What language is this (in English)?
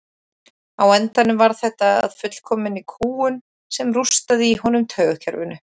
Icelandic